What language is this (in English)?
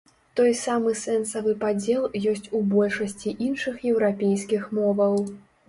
Belarusian